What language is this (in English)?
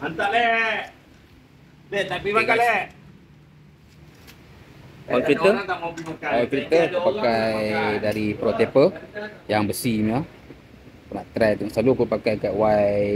Malay